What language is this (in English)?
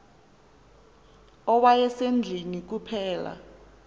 Xhosa